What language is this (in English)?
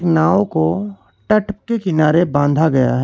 Hindi